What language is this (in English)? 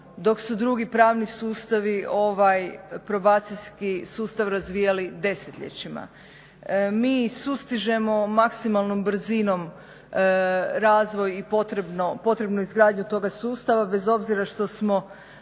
Croatian